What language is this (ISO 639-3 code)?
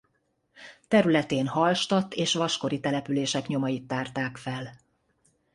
hun